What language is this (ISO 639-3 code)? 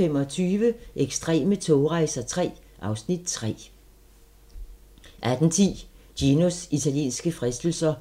dan